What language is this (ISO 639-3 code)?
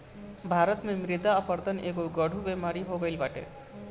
bho